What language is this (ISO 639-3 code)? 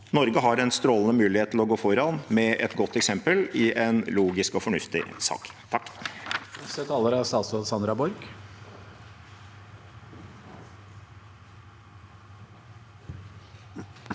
nor